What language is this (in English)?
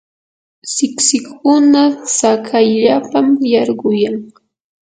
Yanahuanca Pasco Quechua